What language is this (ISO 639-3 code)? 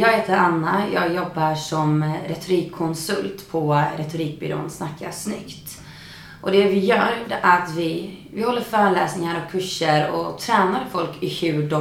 swe